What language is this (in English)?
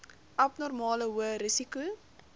Afrikaans